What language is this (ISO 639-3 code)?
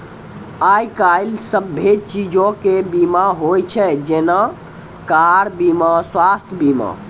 mai